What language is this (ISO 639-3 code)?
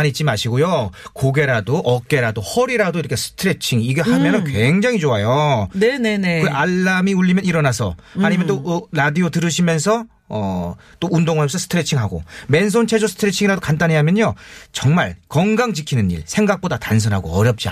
kor